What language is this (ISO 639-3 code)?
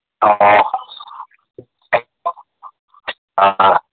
mni